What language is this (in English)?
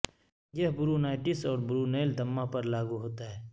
Urdu